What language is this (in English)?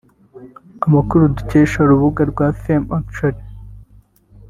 Kinyarwanda